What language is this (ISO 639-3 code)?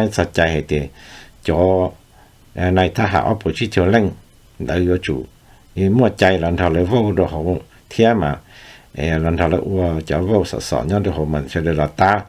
tha